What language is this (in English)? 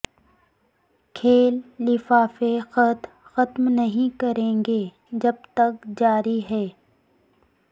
Urdu